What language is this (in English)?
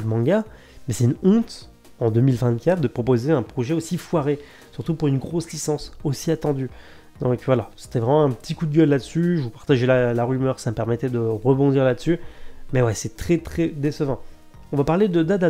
French